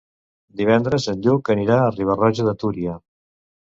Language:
Catalan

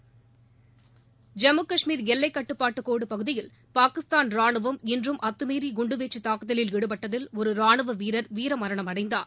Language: Tamil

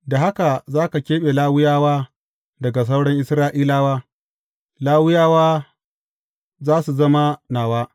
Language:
Hausa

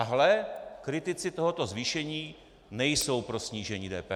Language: Czech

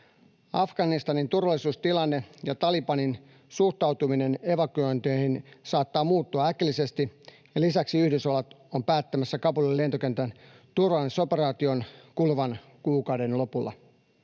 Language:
Finnish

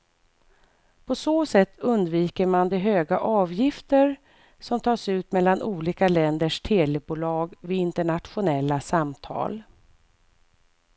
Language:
Swedish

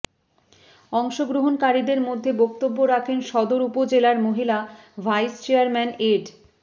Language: Bangla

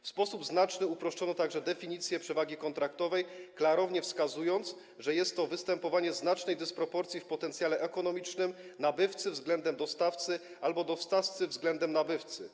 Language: Polish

